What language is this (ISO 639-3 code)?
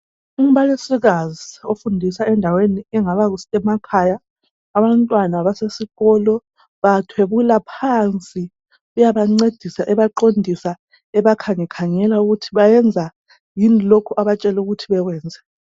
nde